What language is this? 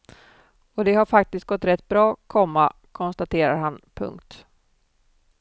Swedish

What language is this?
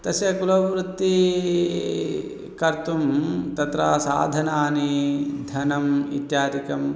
Sanskrit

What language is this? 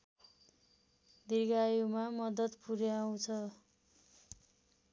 Nepali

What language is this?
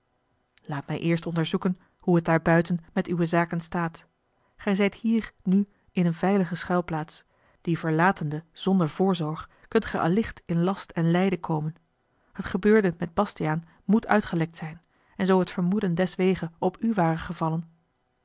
Dutch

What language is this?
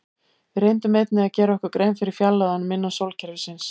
Icelandic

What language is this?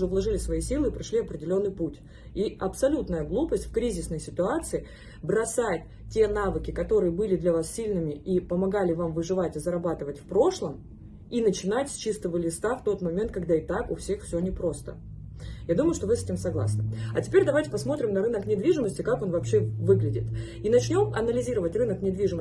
Russian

